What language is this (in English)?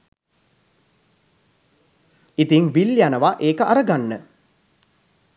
Sinhala